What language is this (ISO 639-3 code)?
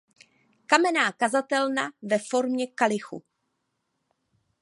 ces